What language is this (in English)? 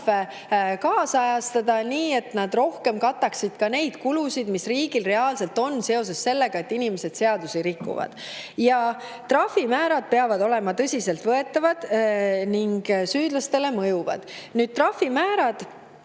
Estonian